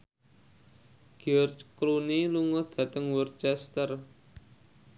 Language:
Javanese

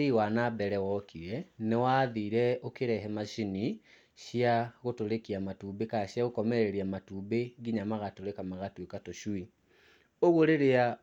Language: Kikuyu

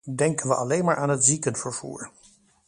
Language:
Dutch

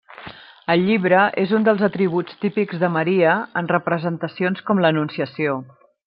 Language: Catalan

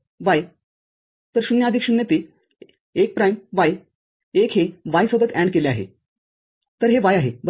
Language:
Marathi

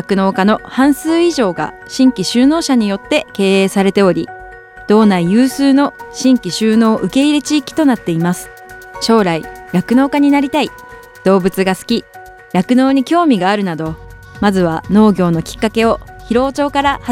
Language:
Japanese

